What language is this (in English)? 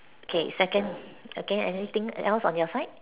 English